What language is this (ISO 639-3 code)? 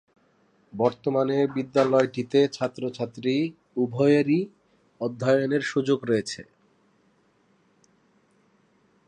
ben